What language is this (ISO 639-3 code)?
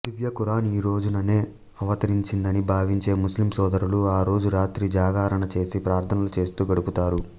tel